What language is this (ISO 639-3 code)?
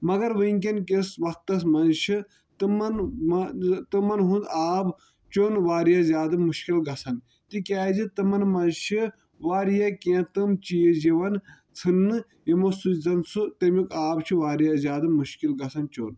kas